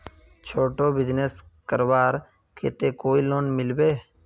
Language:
Magahi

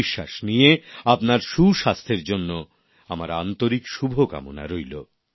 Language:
Bangla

